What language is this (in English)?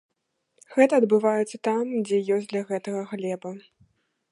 Belarusian